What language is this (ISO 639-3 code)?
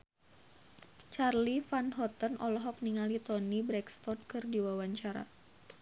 sun